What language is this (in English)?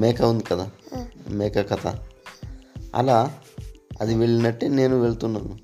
Telugu